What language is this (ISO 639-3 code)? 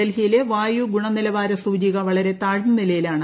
mal